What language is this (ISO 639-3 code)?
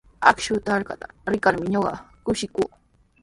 qws